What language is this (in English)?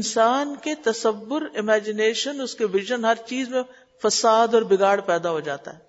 Urdu